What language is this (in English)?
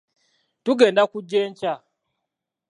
Ganda